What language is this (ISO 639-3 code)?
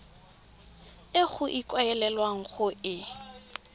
tsn